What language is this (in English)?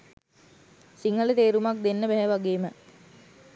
Sinhala